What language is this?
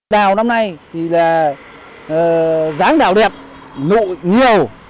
Vietnamese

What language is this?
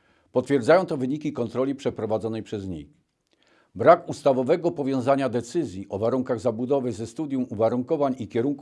Polish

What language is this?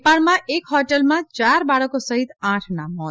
Gujarati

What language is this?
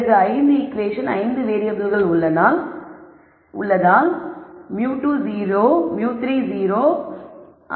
Tamil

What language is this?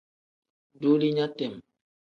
Tem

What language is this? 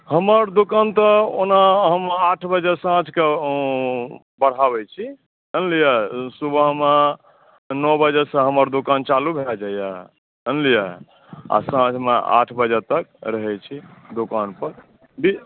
Maithili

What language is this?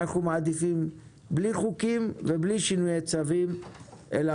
Hebrew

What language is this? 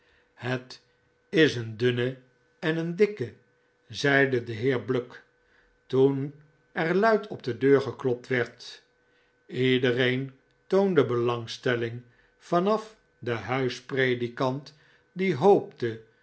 Dutch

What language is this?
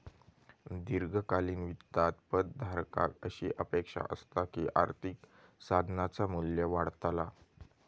Marathi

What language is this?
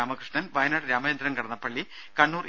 Malayalam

